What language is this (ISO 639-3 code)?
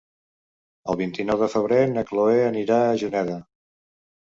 cat